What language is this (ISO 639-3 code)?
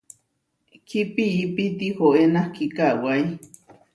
var